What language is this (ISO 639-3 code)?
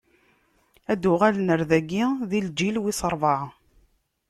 kab